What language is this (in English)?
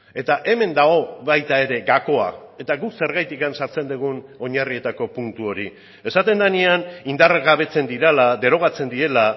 Basque